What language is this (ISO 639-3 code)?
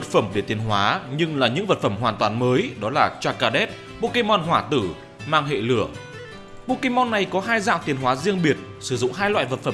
vie